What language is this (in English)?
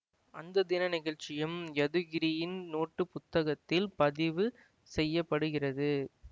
Tamil